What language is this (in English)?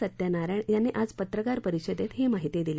Marathi